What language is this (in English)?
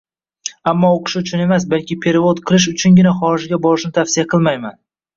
Uzbek